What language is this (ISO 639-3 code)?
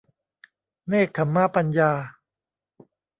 tha